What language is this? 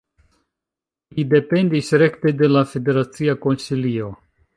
Esperanto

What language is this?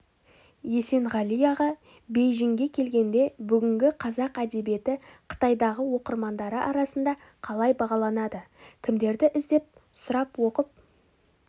Kazakh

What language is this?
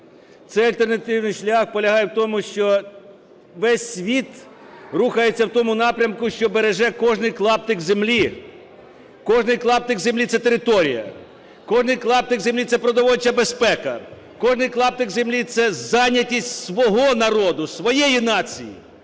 Ukrainian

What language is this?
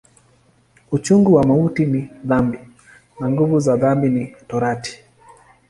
Swahili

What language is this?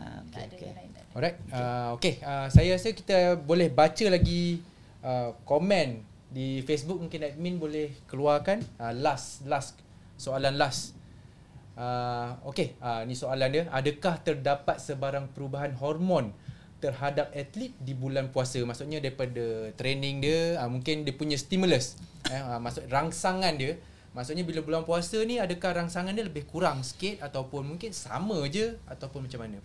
Malay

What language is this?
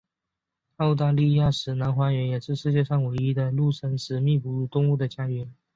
Chinese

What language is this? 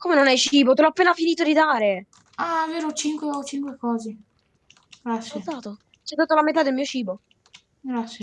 Italian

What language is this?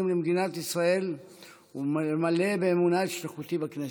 Hebrew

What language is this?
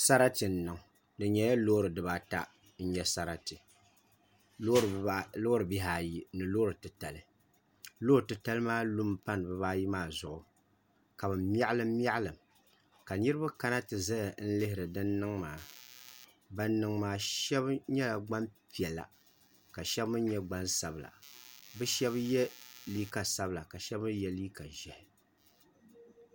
Dagbani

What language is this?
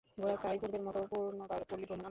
Bangla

